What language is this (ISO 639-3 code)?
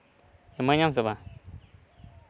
sat